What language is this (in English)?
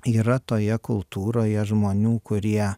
Lithuanian